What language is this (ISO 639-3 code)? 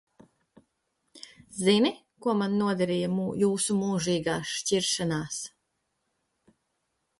lav